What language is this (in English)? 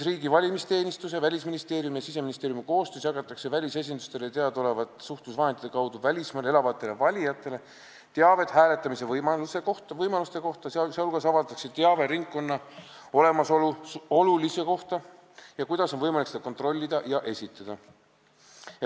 Estonian